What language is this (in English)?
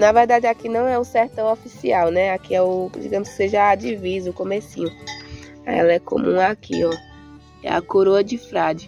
Portuguese